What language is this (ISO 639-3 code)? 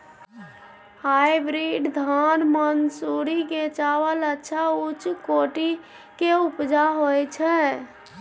mai